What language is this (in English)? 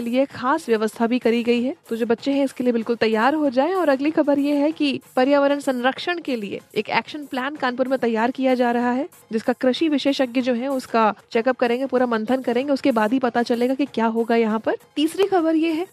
Hindi